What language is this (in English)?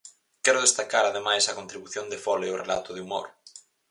Galician